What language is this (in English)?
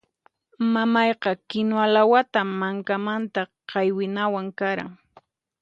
Puno Quechua